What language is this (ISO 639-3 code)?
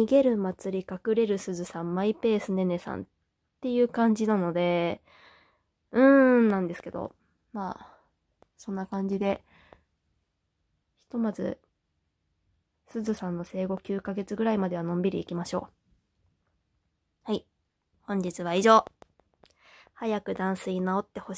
jpn